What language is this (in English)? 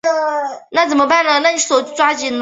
Chinese